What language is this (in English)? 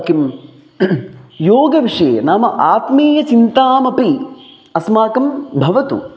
Sanskrit